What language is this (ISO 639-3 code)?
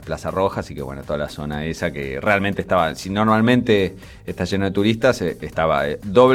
spa